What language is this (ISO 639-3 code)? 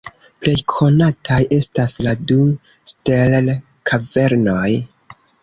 epo